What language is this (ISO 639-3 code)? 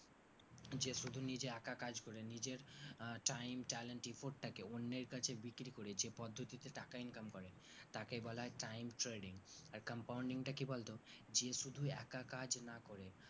ben